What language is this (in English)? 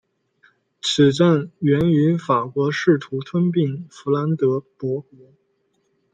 Chinese